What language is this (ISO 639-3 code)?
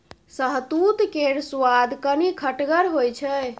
mai